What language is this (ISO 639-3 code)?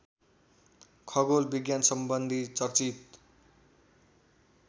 nep